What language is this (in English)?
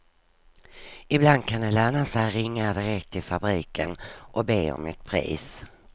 Swedish